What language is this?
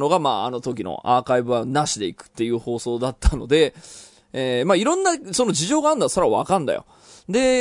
Japanese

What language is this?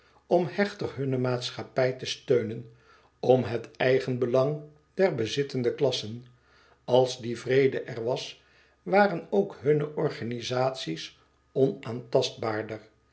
Dutch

